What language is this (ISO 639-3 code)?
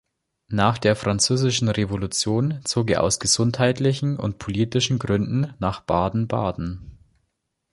deu